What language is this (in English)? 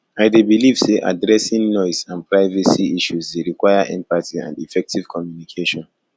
Nigerian Pidgin